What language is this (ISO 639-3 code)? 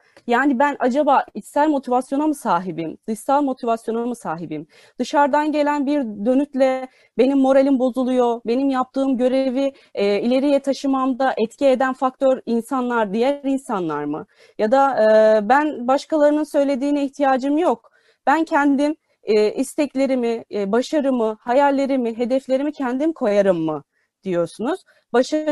tur